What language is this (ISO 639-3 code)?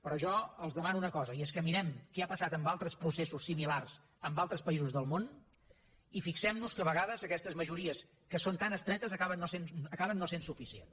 cat